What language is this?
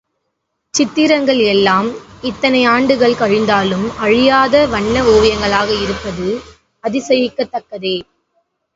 Tamil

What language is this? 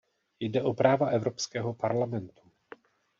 Czech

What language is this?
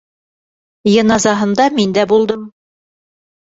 Bashkir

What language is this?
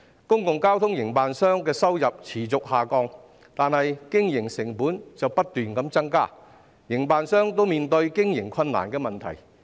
Cantonese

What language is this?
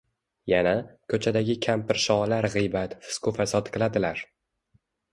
Uzbek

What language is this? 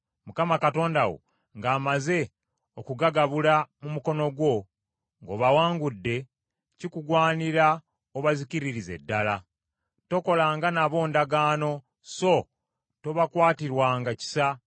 Ganda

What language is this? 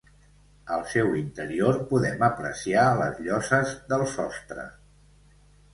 Catalan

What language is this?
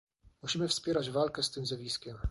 Polish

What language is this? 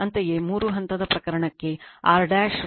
Kannada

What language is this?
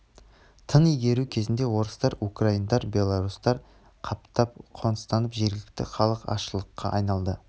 Kazakh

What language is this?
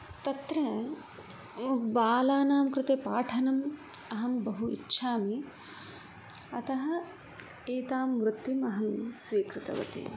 Sanskrit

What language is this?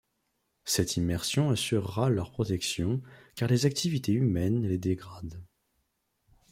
French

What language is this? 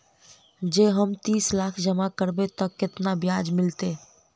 Maithili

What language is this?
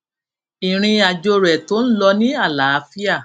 Yoruba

